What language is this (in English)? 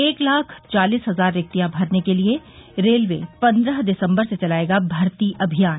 Hindi